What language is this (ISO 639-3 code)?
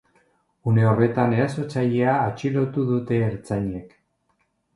eus